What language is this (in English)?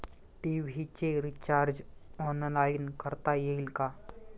Marathi